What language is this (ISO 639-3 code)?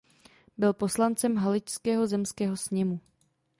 ces